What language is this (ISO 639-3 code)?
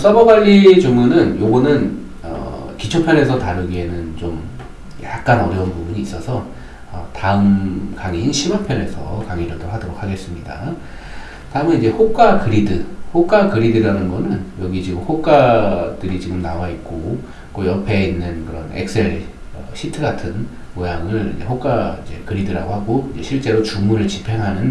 kor